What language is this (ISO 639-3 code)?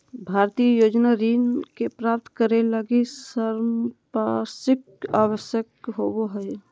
mag